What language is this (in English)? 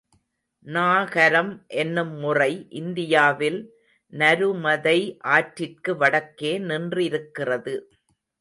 Tamil